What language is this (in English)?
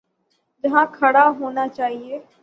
Urdu